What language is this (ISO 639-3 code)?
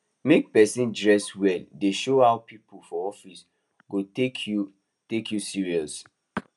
pcm